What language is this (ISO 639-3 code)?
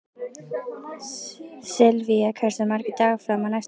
isl